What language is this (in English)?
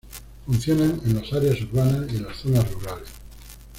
Spanish